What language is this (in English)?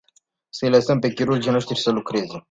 Romanian